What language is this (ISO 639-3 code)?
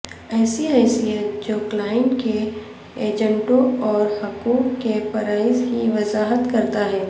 urd